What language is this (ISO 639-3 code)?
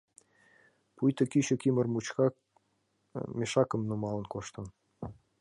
chm